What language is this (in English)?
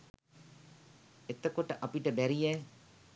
Sinhala